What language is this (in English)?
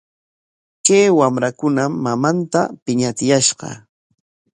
Corongo Ancash Quechua